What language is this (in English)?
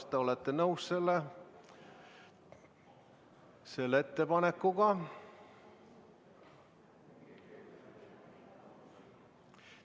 Estonian